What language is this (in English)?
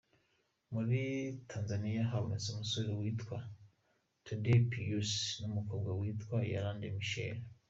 Kinyarwanda